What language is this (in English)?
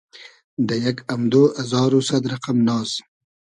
Hazaragi